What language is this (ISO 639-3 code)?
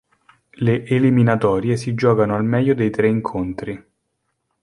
ita